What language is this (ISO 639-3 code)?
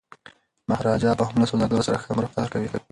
pus